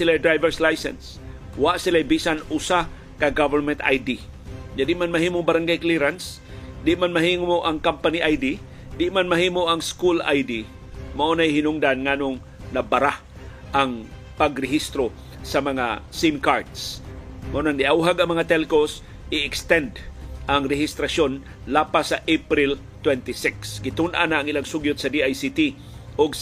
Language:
Filipino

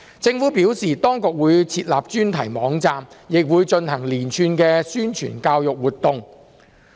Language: Cantonese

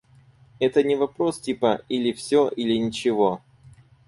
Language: Russian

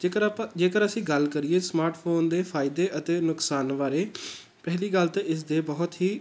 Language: Punjabi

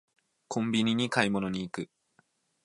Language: Japanese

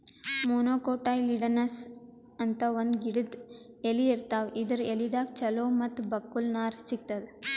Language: Kannada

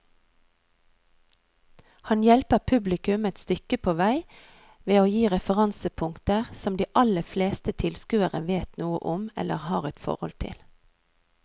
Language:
Norwegian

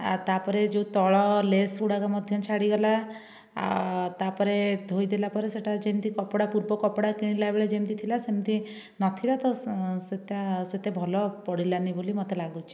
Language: Odia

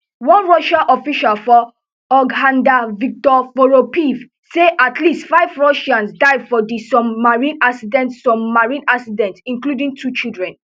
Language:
Nigerian Pidgin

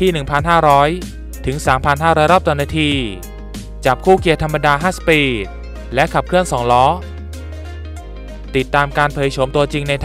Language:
Thai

